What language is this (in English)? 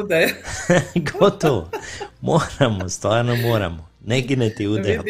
Croatian